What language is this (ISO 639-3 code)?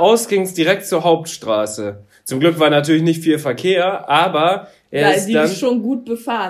deu